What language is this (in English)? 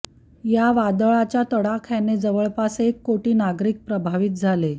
Marathi